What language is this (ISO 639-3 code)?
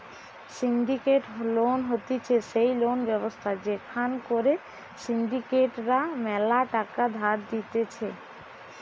ben